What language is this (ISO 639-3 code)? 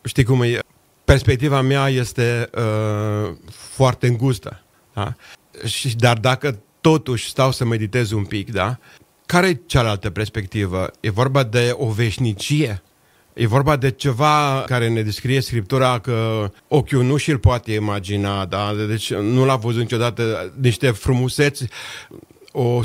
ron